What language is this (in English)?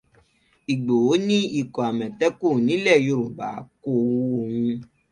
Yoruba